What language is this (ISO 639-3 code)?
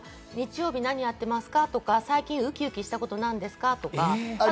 jpn